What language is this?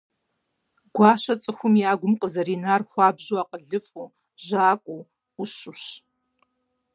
Kabardian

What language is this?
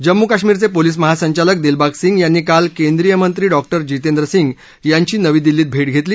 Marathi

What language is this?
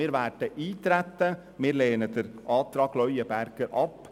Swiss German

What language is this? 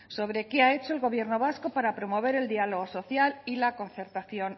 Spanish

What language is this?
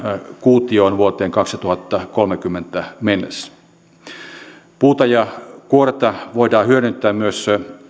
Finnish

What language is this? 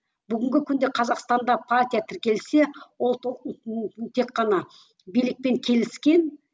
Kazakh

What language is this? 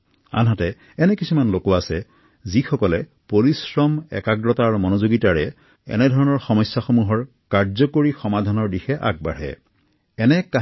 Assamese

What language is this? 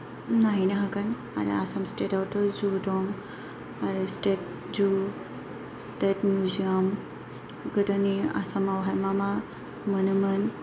Bodo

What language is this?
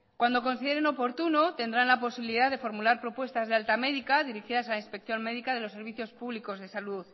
Spanish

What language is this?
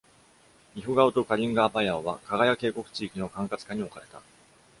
Japanese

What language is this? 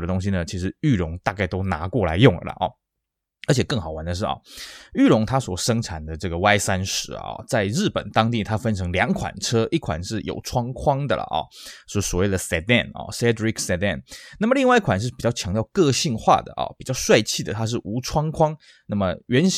Chinese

